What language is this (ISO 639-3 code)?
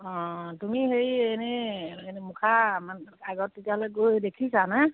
asm